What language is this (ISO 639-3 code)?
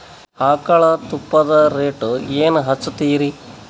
kan